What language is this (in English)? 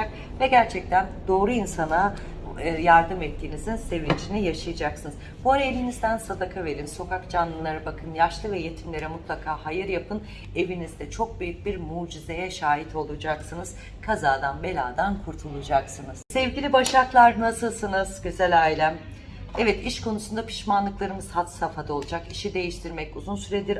Turkish